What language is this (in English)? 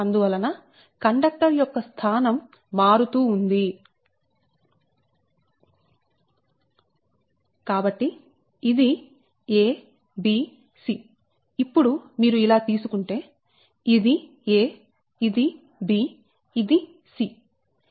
Telugu